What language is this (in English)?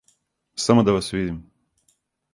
Serbian